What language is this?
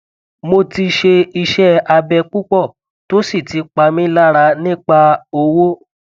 Yoruba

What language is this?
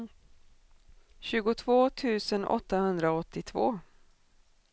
Swedish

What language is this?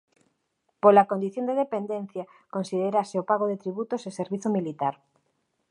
Galician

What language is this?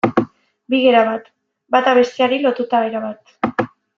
Basque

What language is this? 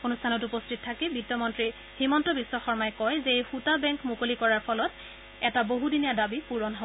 Assamese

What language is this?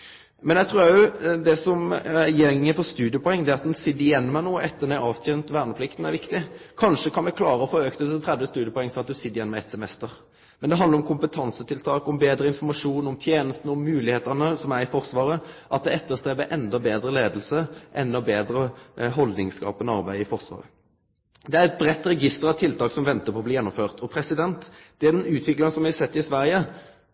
Norwegian Nynorsk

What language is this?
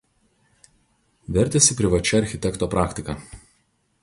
Lithuanian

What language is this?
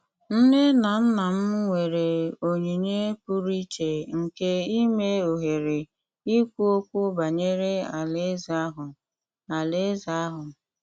Igbo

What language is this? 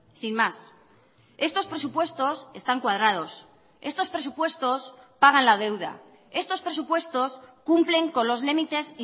Spanish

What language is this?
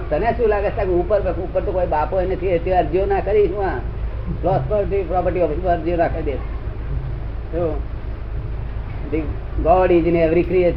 Gujarati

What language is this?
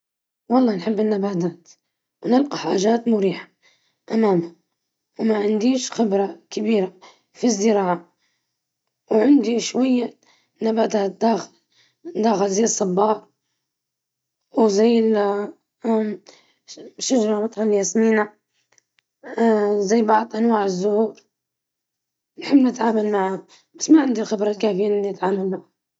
Libyan Arabic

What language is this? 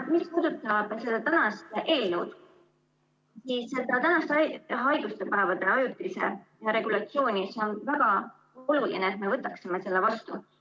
Estonian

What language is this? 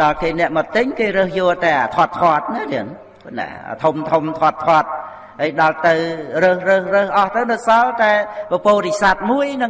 Vietnamese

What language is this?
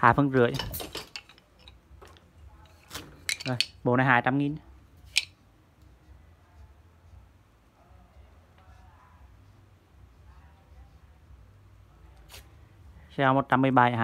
Vietnamese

